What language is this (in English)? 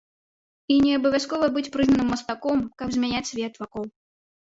Belarusian